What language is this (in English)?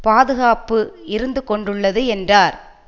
Tamil